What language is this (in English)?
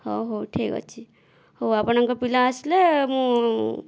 Odia